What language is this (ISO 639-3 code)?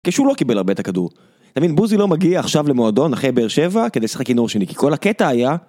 heb